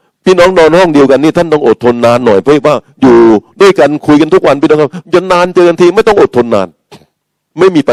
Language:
Thai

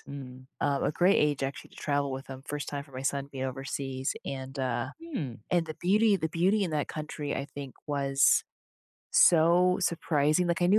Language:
English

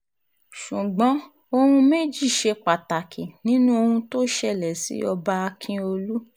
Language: Yoruba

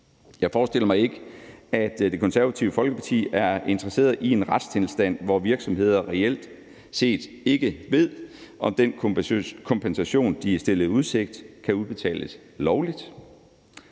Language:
Danish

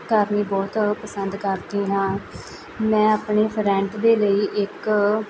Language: Punjabi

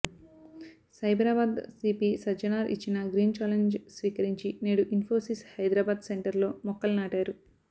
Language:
Telugu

